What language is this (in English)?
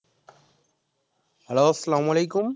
Bangla